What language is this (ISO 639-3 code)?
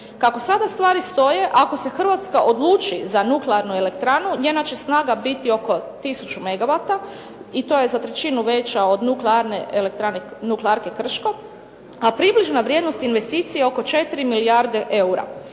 hrv